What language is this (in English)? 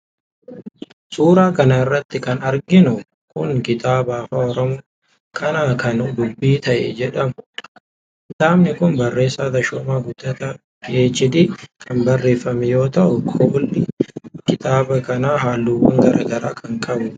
Oromo